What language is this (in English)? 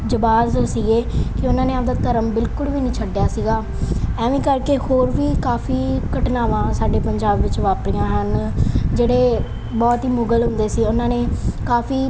Punjabi